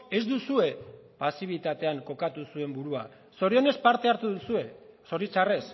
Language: Basque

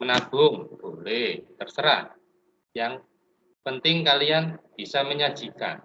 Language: Indonesian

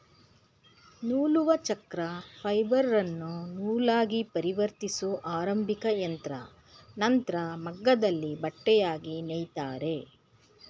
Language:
Kannada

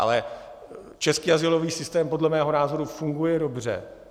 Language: Czech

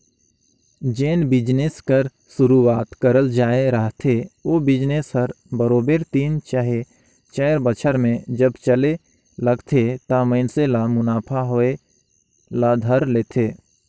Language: Chhattisgarhi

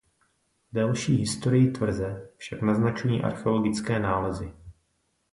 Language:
Czech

